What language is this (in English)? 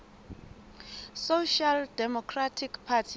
Southern Sotho